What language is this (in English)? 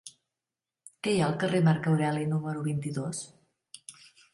Catalan